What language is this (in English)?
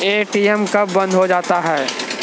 Maithili